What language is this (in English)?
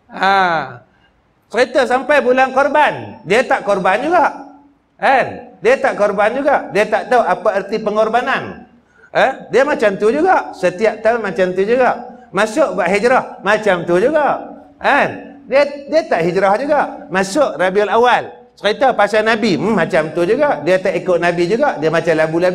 Malay